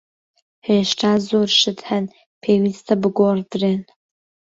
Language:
Central Kurdish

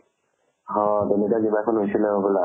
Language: Assamese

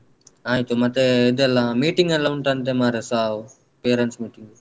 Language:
Kannada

